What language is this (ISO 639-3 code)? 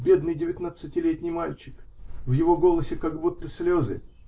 rus